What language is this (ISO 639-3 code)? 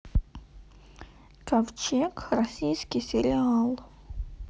rus